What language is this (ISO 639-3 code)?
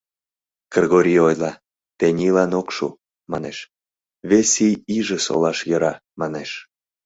chm